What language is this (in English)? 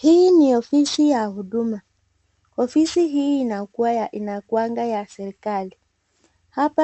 Swahili